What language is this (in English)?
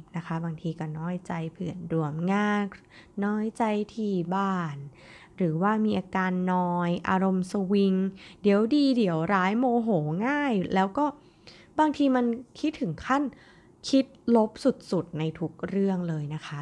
Thai